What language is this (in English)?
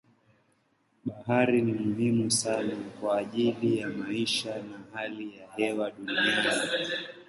Swahili